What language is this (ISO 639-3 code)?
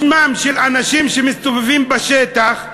heb